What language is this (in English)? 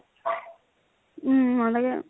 Assamese